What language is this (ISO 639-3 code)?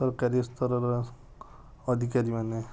ori